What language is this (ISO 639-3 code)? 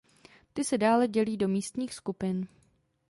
ces